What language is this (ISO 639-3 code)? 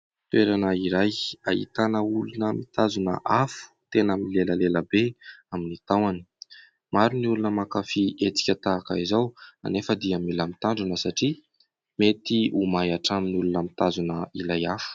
mlg